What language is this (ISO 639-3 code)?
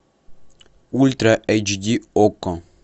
rus